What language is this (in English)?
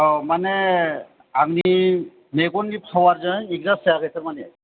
Bodo